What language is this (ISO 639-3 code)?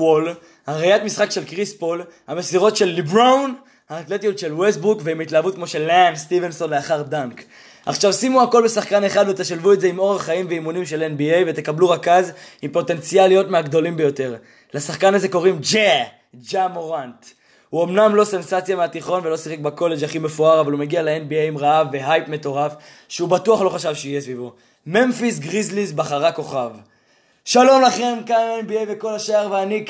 heb